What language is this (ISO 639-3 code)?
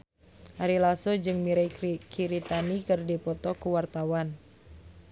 sun